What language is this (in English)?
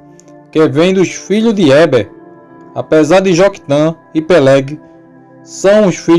Portuguese